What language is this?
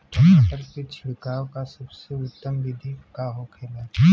Bhojpuri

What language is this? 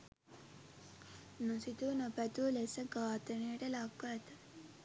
Sinhala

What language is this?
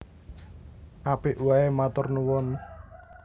Javanese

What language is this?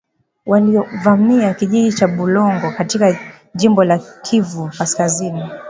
Swahili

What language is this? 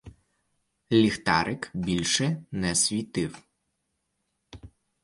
Ukrainian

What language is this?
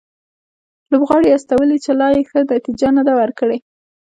Pashto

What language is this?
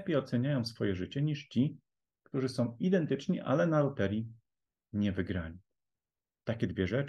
Polish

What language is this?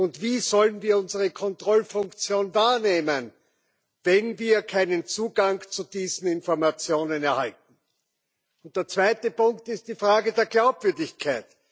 German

